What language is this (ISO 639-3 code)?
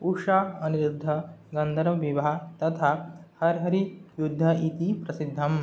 san